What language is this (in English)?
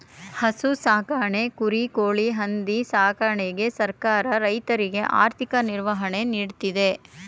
Kannada